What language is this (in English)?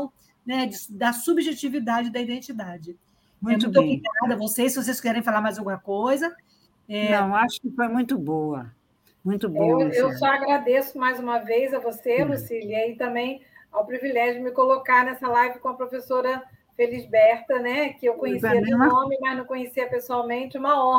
Portuguese